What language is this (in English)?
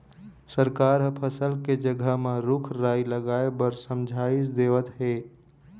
Chhattisgarhi